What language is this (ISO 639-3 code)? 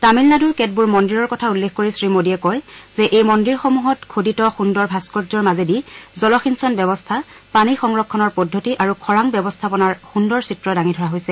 asm